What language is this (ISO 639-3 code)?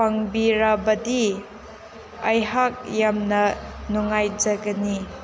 mni